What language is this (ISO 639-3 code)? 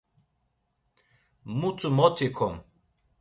lzz